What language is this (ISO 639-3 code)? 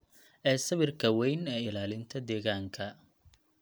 som